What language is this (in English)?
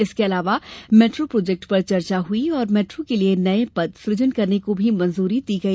Hindi